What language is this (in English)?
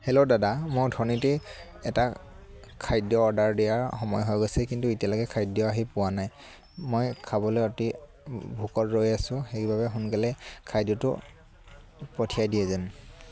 Assamese